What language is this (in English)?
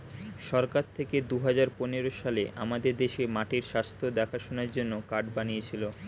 Bangla